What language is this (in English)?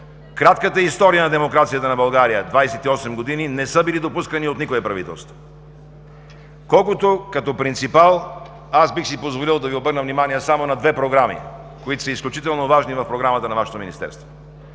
Bulgarian